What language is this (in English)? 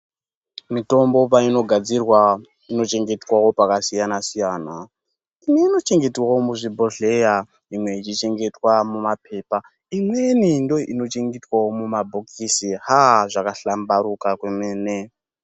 Ndau